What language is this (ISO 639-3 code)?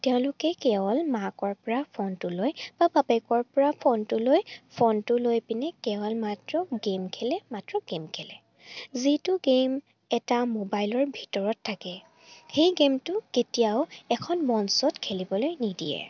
asm